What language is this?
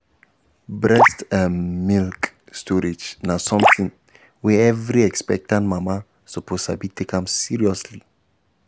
Nigerian Pidgin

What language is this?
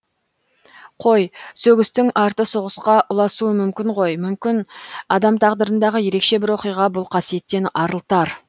Kazakh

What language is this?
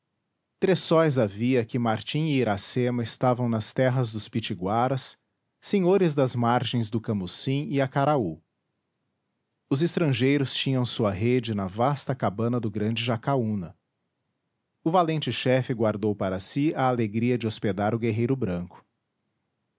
Portuguese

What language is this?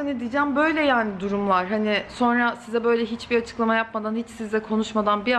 Turkish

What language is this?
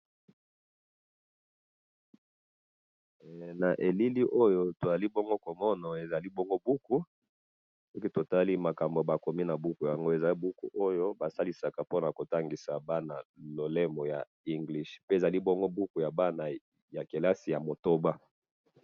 Lingala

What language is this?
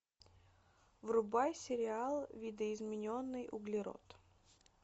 Russian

